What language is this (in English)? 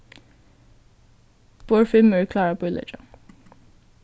Faroese